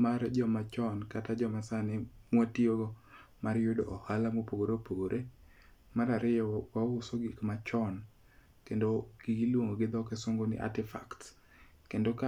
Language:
Luo (Kenya and Tanzania)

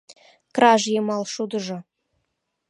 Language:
Mari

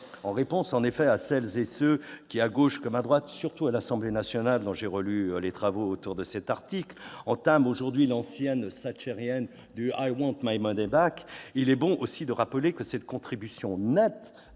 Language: French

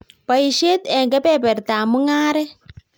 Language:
Kalenjin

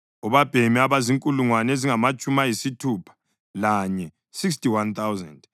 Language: North Ndebele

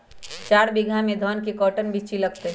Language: Magahi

